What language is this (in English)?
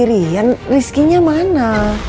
Indonesian